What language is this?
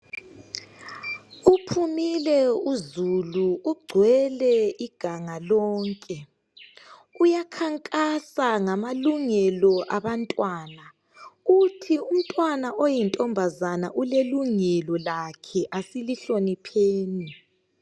North Ndebele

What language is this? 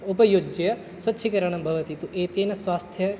Sanskrit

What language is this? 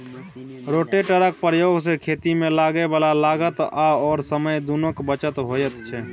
Maithili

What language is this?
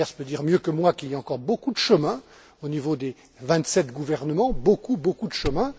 French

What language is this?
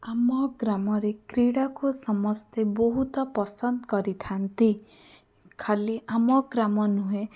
Odia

